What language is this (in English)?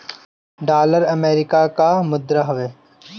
Bhojpuri